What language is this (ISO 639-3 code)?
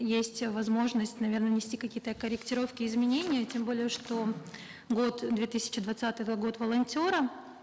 kaz